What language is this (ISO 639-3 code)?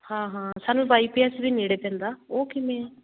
pan